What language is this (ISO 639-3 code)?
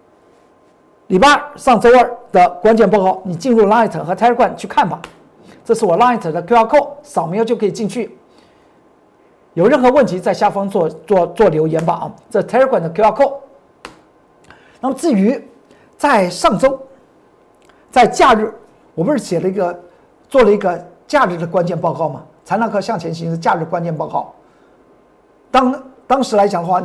zho